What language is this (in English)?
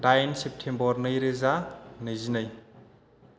Bodo